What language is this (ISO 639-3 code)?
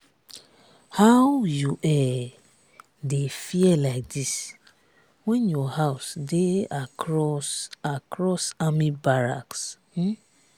pcm